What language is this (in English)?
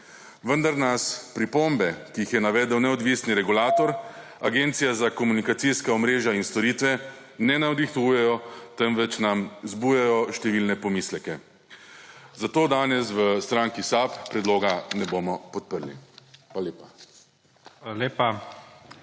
Slovenian